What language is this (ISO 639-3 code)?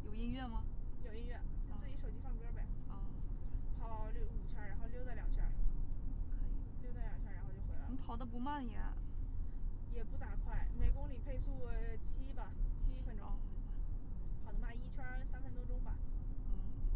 zho